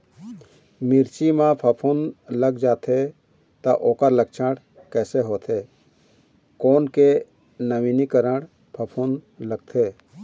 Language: Chhattisgarhi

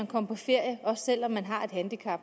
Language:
Danish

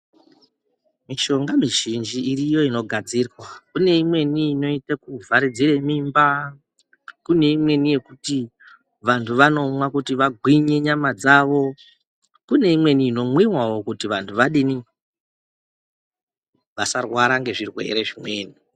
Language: Ndau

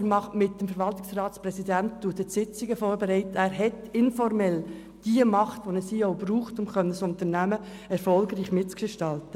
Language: Swiss German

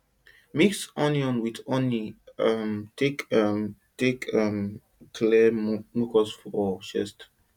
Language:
Nigerian Pidgin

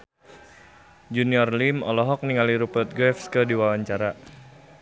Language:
Sundanese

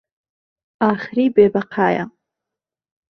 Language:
Central Kurdish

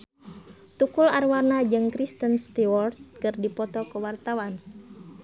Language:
Sundanese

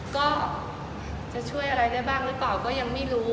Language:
Thai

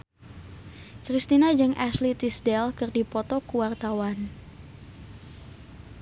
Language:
Sundanese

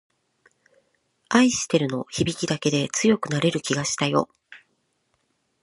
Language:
Japanese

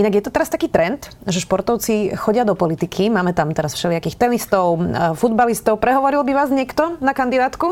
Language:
Slovak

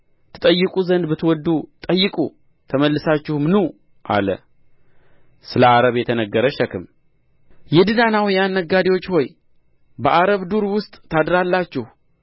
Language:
Amharic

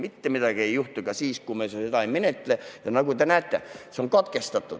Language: Estonian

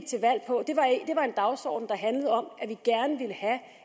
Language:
Danish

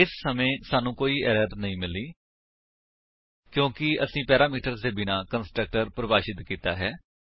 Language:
Punjabi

